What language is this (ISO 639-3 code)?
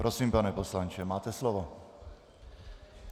ces